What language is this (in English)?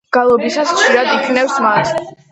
Georgian